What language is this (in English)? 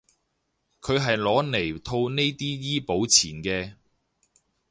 Cantonese